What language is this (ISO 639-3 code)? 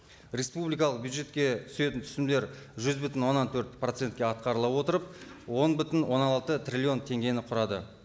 kaz